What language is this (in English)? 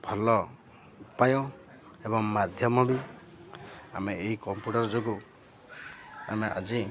Odia